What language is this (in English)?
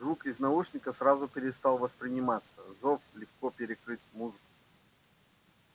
Russian